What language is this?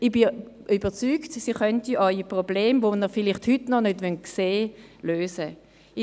Swiss German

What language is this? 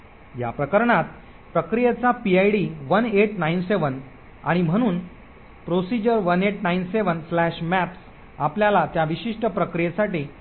Marathi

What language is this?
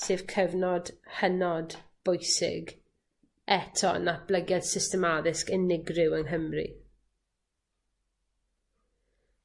Welsh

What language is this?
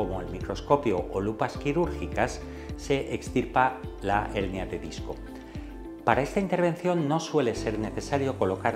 Spanish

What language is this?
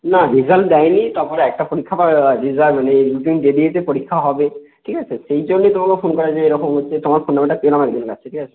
Bangla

